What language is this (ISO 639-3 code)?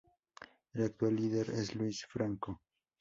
spa